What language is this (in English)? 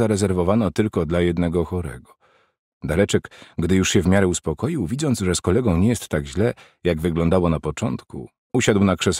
Polish